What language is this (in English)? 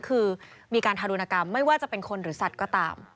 Thai